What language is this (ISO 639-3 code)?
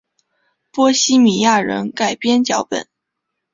zho